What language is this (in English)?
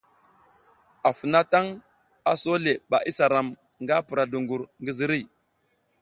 South Giziga